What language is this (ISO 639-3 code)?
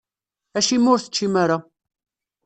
kab